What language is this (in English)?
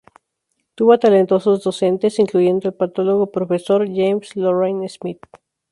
Spanish